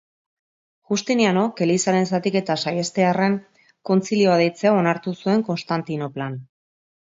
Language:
Basque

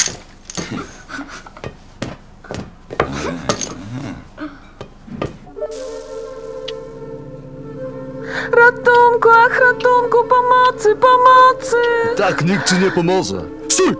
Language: Polish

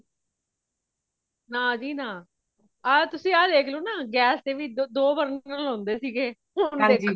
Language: Punjabi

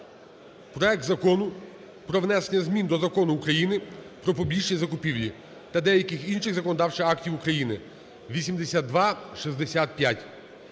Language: Ukrainian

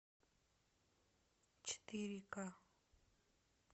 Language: Russian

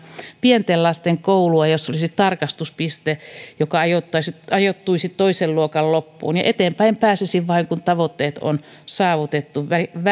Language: Finnish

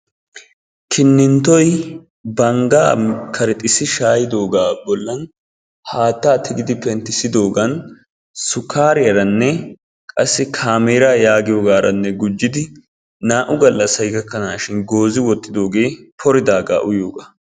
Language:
Wolaytta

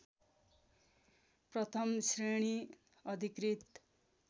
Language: Nepali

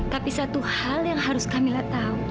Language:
Indonesian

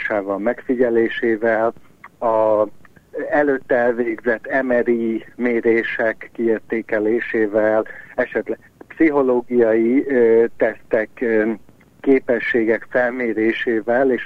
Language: Hungarian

